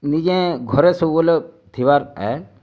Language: Odia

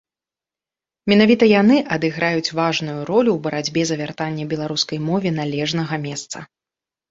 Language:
Belarusian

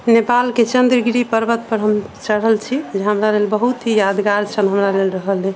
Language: Maithili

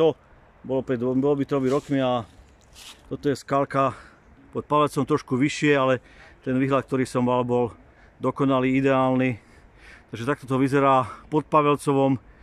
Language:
Slovak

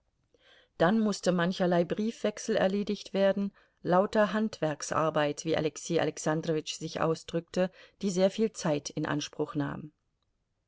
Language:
German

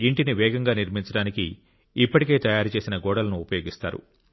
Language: Telugu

